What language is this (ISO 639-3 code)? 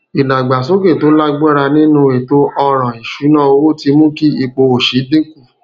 yor